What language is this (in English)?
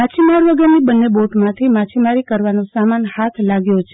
Gujarati